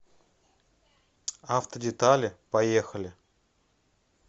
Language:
Russian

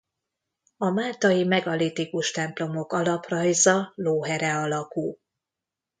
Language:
Hungarian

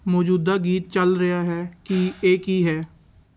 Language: Punjabi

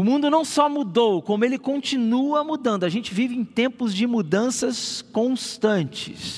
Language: Portuguese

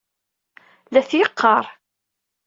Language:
Kabyle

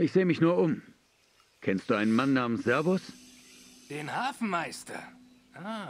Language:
German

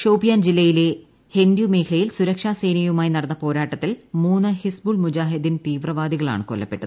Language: Malayalam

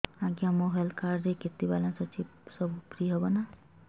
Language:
Odia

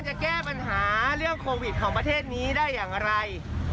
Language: Thai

